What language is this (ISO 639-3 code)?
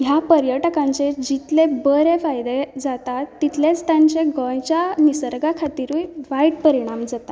kok